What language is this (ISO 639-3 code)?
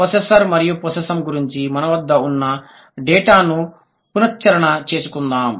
tel